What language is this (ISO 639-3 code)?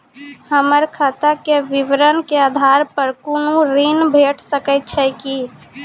mai